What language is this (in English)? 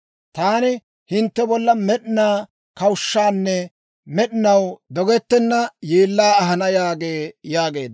Dawro